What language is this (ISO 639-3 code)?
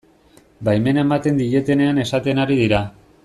eus